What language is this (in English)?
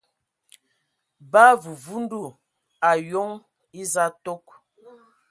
Ewondo